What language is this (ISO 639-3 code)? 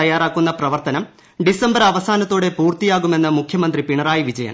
mal